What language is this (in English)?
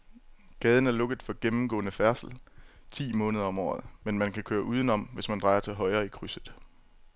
Danish